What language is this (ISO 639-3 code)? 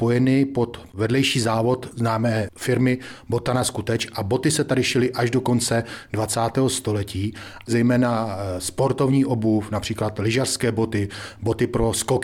ces